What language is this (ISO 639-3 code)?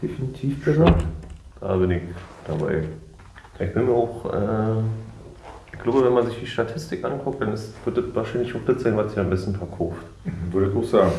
deu